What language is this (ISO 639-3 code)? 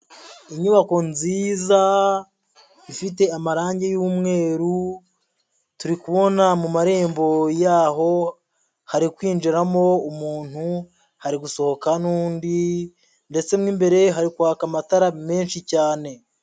kin